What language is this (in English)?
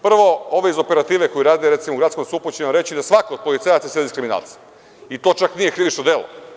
Serbian